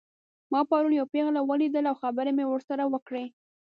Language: Pashto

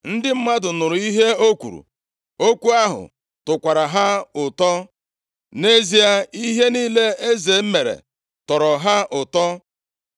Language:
Igbo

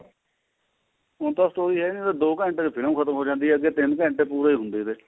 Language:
Punjabi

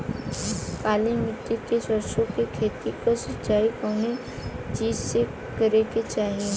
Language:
Bhojpuri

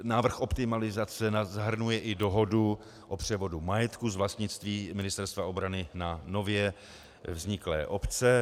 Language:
Czech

